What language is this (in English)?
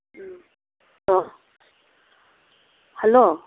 Manipuri